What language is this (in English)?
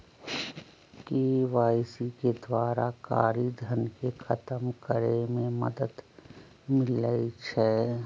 Magahi